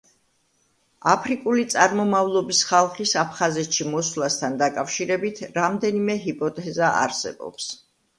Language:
Georgian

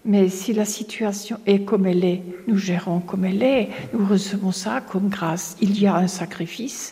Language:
French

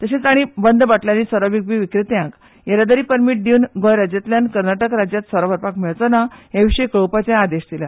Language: Konkani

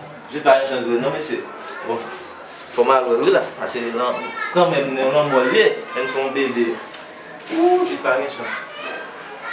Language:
French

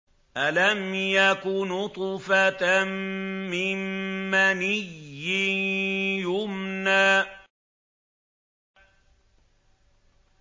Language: Arabic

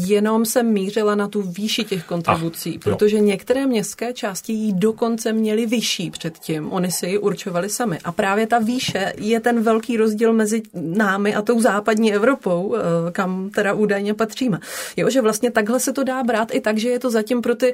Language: Czech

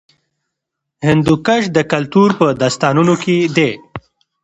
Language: Pashto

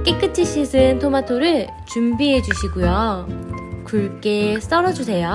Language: Korean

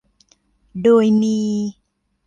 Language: Thai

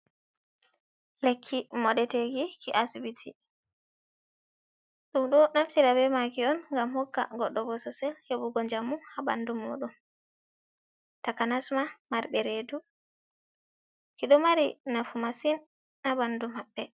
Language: Fula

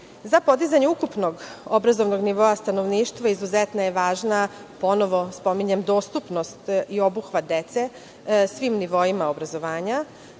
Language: Serbian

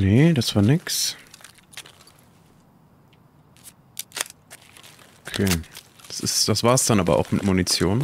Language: German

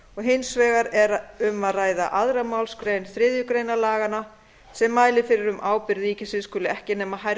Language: Icelandic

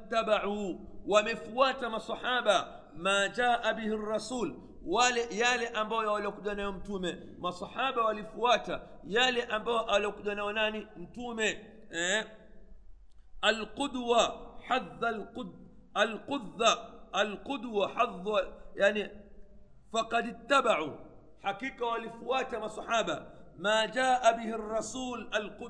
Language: Swahili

